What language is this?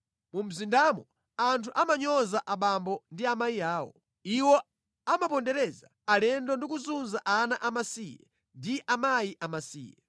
Nyanja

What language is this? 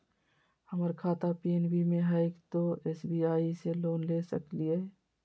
Magahi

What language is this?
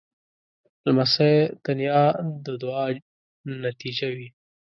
Pashto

